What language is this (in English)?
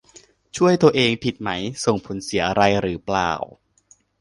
Thai